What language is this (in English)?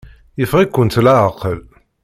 Kabyle